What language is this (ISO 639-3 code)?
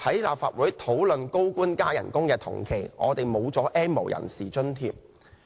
yue